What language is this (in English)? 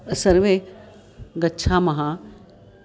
Sanskrit